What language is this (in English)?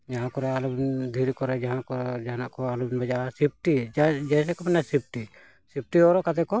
Santali